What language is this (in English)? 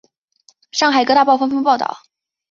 Chinese